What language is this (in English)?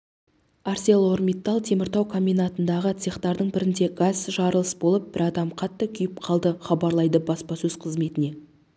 Kazakh